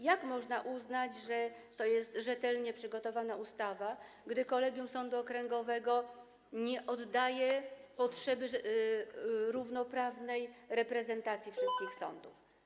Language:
Polish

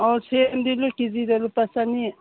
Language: Manipuri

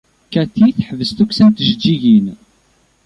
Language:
Kabyle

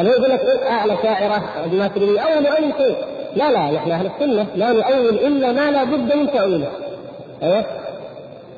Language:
Arabic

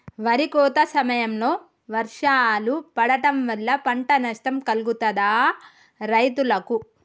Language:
Telugu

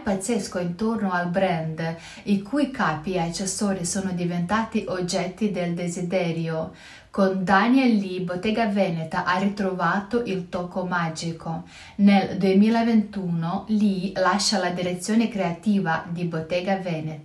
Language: Italian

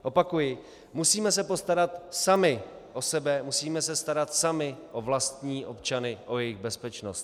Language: Czech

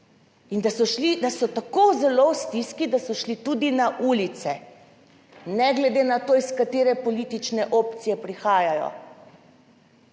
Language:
Slovenian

